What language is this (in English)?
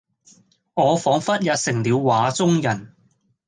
Cantonese